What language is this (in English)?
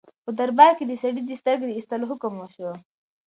Pashto